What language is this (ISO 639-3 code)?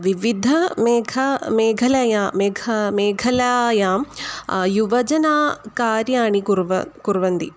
san